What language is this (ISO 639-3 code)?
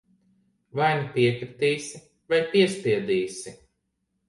lav